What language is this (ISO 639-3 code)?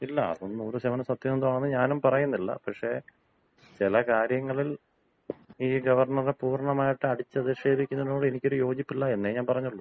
mal